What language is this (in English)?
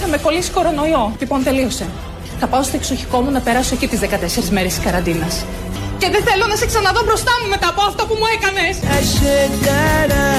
Greek